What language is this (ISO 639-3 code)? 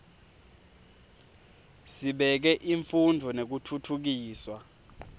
ssw